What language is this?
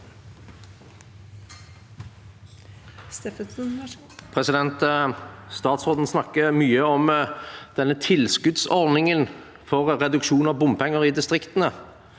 Norwegian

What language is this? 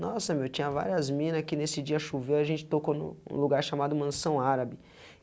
Portuguese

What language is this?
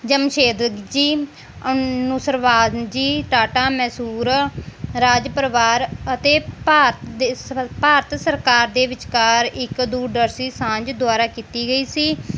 Punjabi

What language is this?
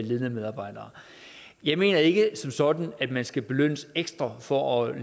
Danish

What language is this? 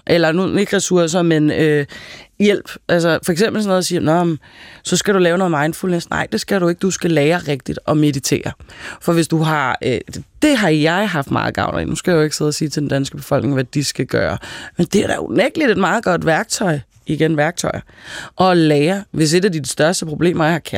Danish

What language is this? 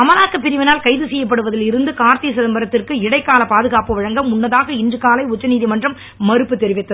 Tamil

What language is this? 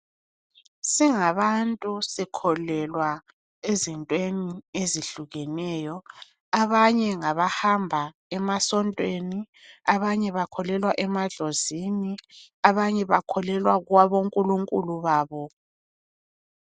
North Ndebele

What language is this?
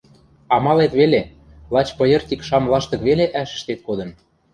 Western Mari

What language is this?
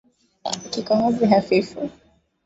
Swahili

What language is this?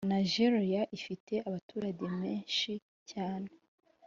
Kinyarwanda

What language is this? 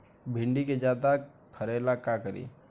Bhojpuri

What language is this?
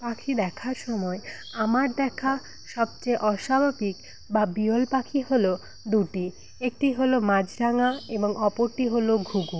Bangla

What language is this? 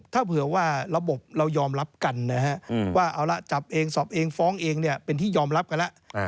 Thai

